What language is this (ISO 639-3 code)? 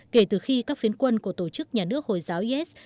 vie